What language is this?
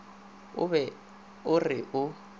Northern Sotho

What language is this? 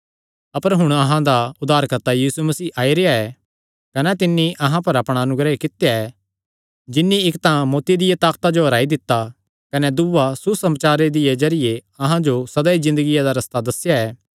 Kangri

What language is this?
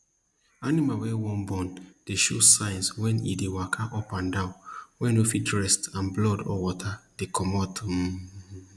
Nigerian Pidgin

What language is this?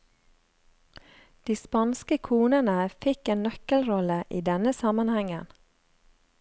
Norwegian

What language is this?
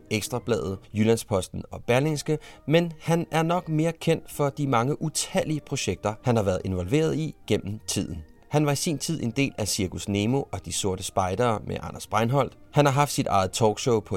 Danish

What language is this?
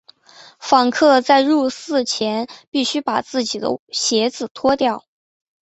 Chinese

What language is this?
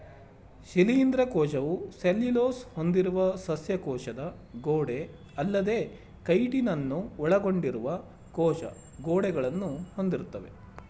Kannada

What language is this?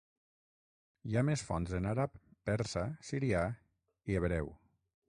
Catalan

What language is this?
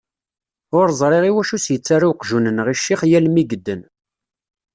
Kabyle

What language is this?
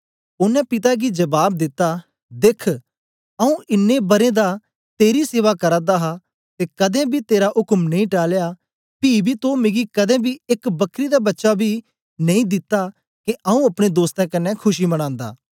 Dogri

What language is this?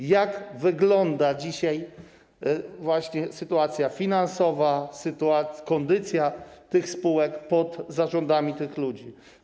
Polish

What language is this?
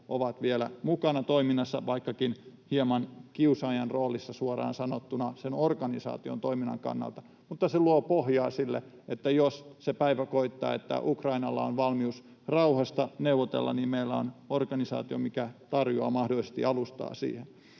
Finnish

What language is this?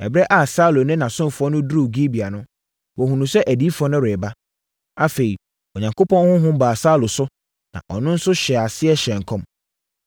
Akan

